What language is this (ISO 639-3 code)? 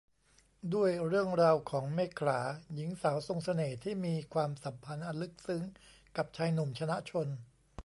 tha